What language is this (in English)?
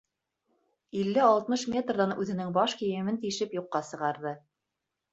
Bashkir